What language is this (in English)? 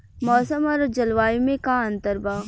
Bhojpuri